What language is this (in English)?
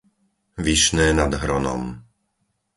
Slovak